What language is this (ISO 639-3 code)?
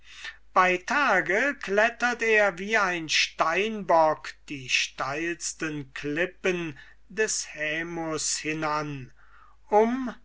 deu